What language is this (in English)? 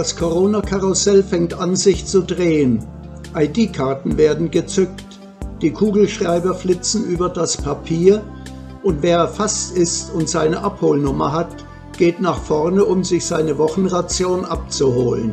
German